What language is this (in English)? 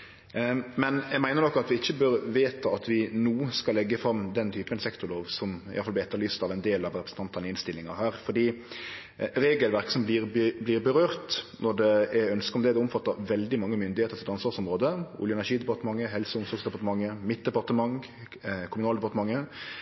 Norwegian Nynorsk